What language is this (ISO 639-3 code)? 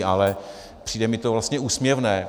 ces